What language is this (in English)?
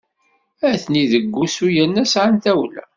Kabyle